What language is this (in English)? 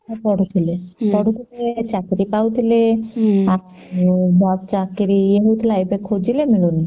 Odia